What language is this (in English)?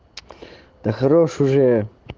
Russian